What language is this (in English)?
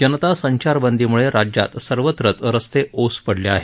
Marathi